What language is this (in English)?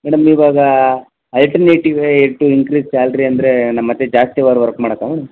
Kannada